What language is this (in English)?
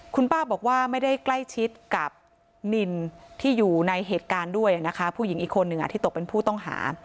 Thai